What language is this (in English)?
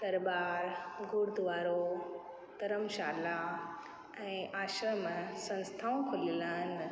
Sindhi